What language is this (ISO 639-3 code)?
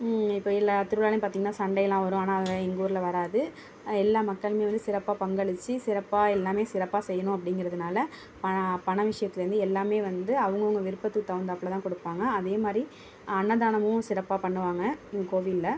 tam